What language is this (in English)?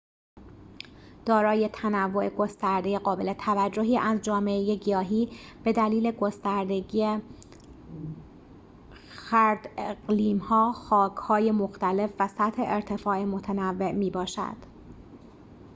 Persian